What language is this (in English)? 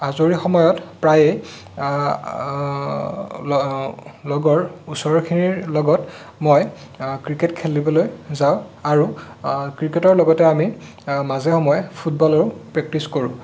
Assamese